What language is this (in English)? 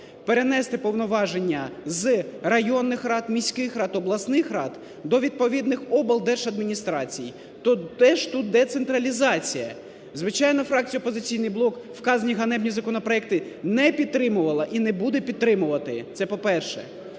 Ukrainian